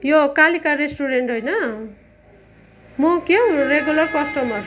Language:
Nepali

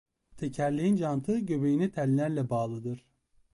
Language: Turkish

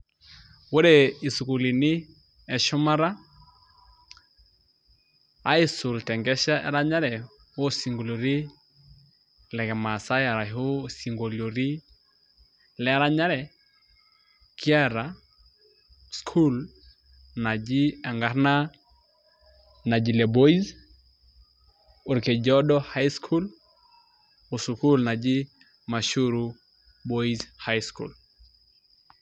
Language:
Masai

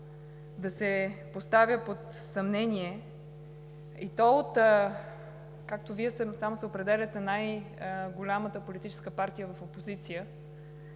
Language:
Bulgarian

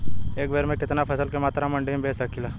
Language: Bhojpuri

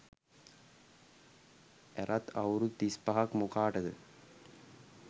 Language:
Sinhala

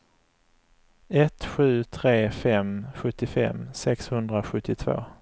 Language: Swedish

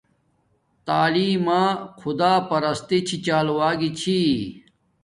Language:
Domaaki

